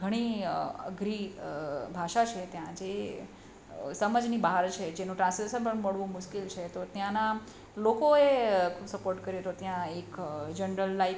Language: Gujarati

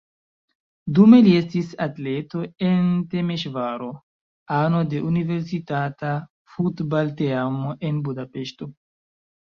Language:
Esperanto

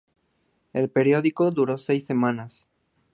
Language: Spanish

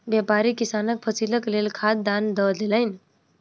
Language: Maithili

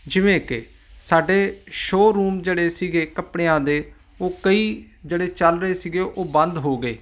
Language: Punjabi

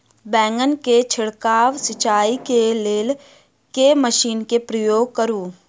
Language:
Maithili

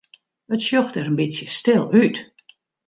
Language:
Western Frisian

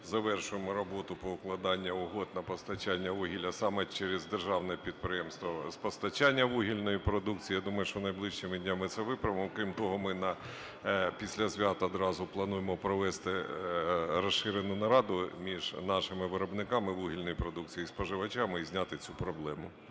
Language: Ukrainian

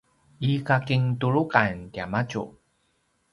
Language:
Paiwan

